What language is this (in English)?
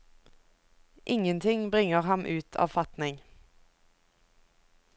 Norwegian